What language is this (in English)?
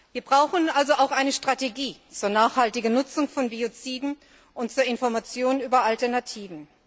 German